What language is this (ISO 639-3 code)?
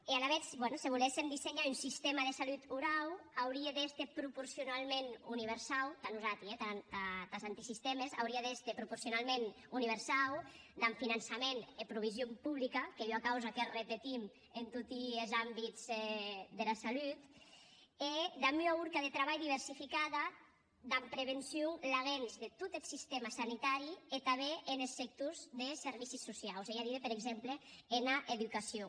cat